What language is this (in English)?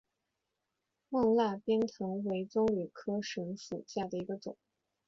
Chinese